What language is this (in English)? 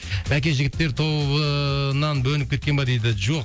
Kazakh